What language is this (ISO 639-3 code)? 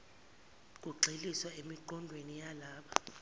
zul